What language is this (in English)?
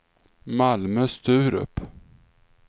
Swedish